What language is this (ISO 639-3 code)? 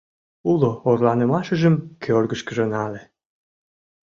chm